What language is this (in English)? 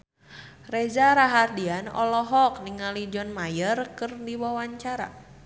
Sundanese